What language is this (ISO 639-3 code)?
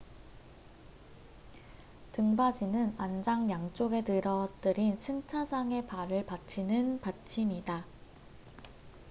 kor